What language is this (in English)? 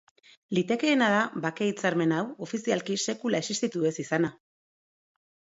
Basque